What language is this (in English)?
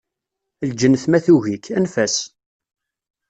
Kabyle